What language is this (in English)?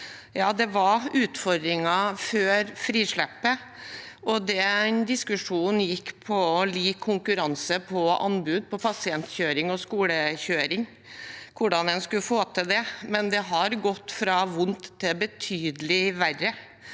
Norwegian